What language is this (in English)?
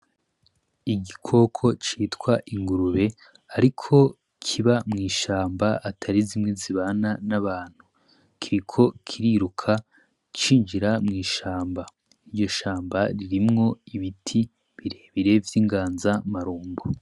Rundi